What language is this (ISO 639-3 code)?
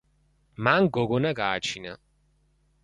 kat